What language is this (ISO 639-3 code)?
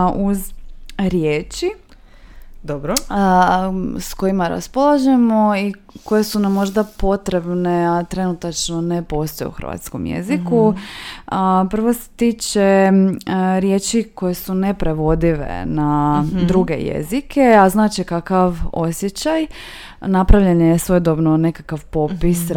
hrv